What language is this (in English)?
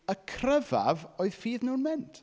Welsh